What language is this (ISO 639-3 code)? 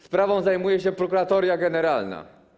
pol